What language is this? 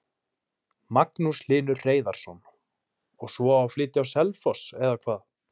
Icelandic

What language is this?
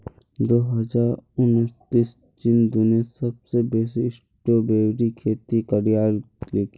Magahi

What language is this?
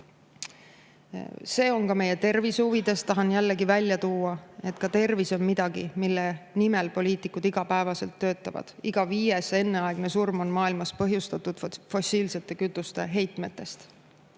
Estonian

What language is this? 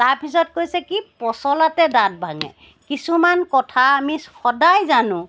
Assamese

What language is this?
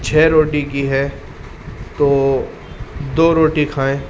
Urdu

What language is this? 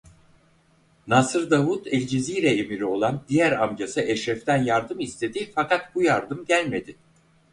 Turkish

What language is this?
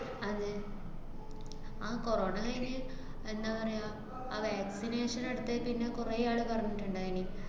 Malayalam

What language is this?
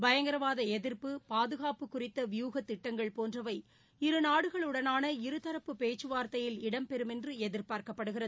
Tamil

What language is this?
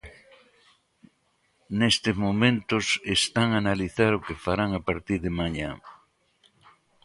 Galician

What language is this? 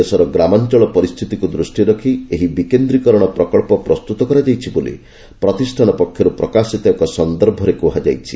Odia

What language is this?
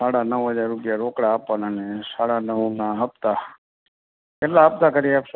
Gujarati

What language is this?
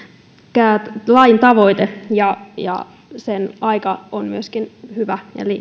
Finnish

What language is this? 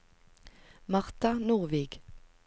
Norwegian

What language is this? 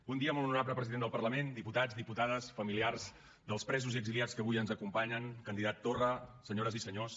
Catalan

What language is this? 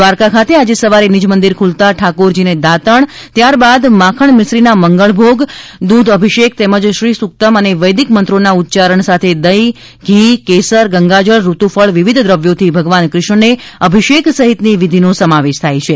Gujarati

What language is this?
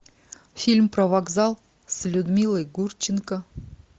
Russian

